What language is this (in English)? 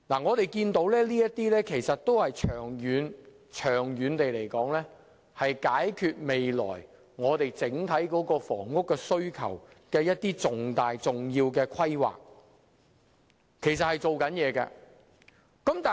Cantonese